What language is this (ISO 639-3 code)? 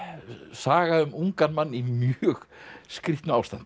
isl